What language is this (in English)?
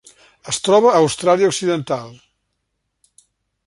Catalan